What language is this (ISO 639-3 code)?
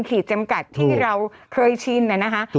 tha